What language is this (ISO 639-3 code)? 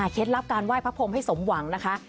tha